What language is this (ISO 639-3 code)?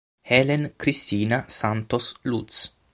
ita